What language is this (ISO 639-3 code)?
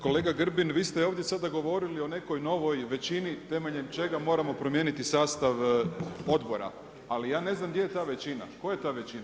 hrv